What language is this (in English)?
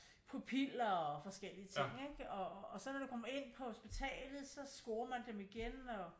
Danish